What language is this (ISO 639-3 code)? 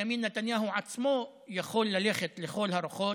heb